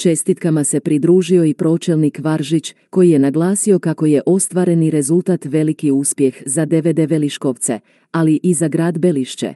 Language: Croatian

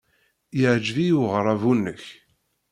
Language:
Kabyle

